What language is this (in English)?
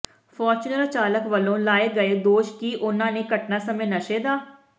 Punjabi